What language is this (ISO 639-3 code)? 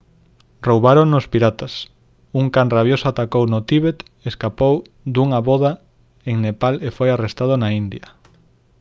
glg